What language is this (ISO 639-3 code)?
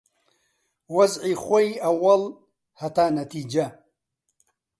ckb